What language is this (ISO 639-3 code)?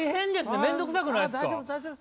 jpn